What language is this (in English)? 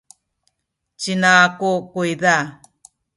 Sakizaya